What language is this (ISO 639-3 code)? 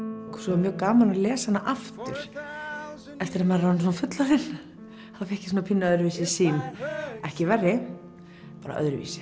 isl